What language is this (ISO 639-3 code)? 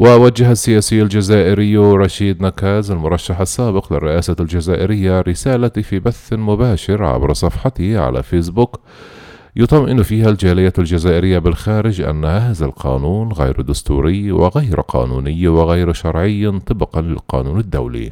ara